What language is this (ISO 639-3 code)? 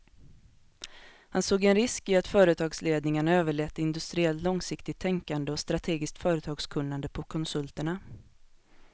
swe